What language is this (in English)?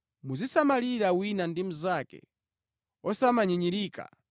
Nyanja